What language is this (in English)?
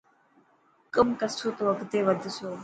Dhatki